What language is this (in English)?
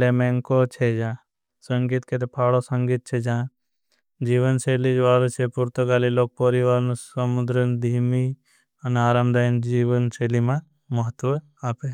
Bhili